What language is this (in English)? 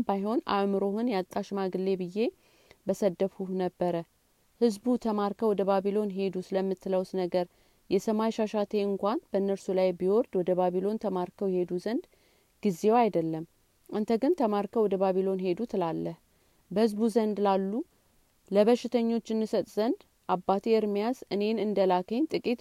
Amharic